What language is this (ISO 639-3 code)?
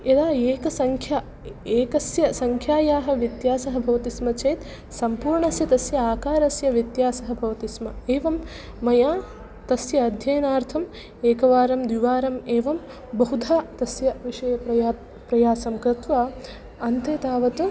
san